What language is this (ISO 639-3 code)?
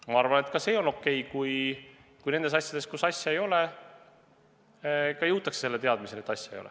est